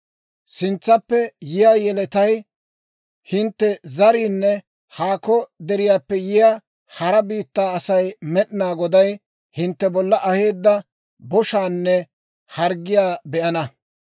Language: Dawro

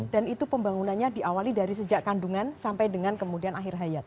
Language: Indonesian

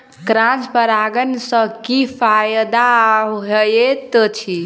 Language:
Maithili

